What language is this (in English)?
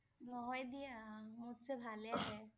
Assamese